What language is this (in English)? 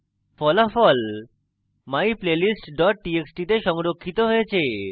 Bangla